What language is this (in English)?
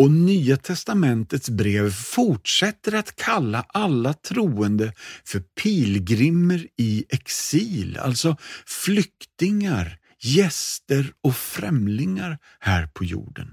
Swedish